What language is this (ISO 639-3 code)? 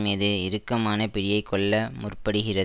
tam